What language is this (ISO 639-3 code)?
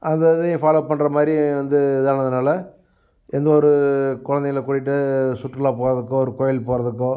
tam